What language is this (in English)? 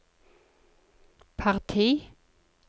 Norwegian